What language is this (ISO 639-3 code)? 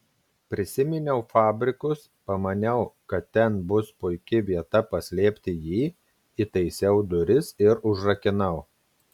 lit